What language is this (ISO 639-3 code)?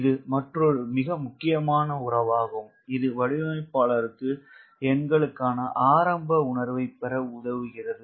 tam